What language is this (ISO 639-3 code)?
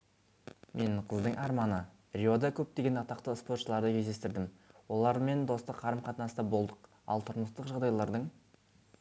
kaz